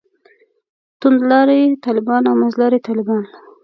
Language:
Pashto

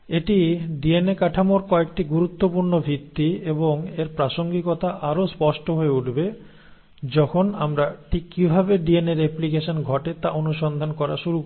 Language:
Bangla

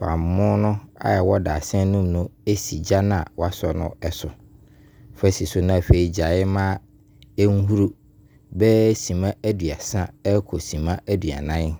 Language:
Abron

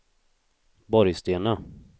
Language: Swedish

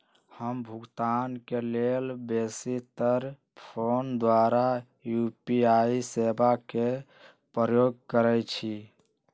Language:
Magahi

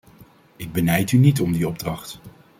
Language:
Dutch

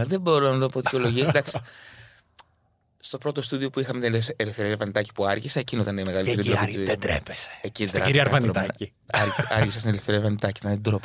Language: Greek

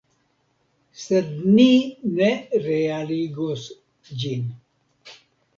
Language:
Esperanto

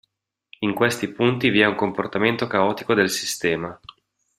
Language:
Italian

